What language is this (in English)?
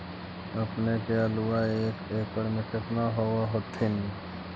Magahi